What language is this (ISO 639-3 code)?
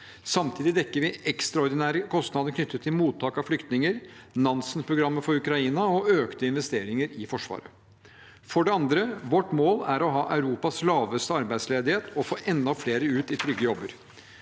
nor